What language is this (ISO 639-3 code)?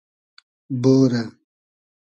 haz